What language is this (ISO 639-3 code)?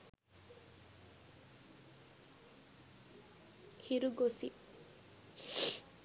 sin